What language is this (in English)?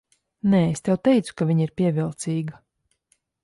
Latvian